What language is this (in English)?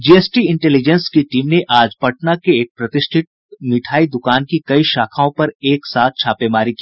Hindi